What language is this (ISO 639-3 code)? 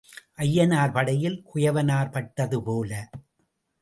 tam